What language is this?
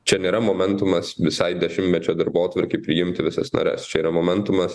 Lithuanian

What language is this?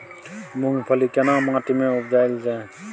Maithili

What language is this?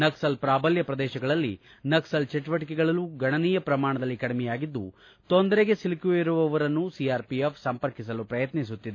Kannada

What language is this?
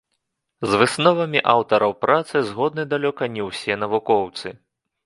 Belarusian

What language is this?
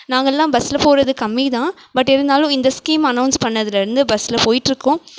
Tamil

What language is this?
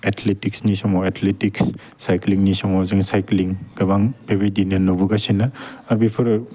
Bodo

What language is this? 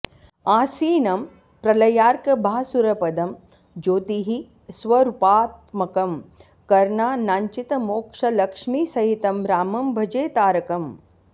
Sanskrit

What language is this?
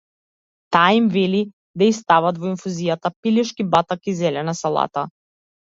Macedonian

